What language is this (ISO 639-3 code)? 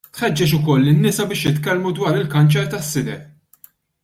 mlt